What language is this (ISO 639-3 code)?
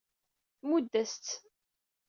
kab